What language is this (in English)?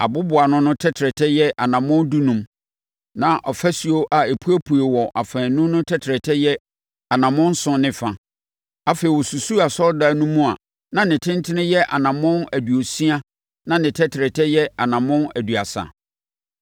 Akan